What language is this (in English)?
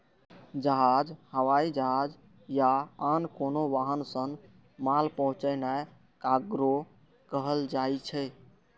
Maithili